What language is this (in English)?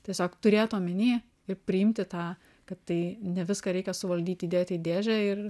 Lithuanian